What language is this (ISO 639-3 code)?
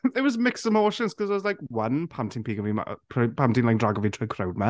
cym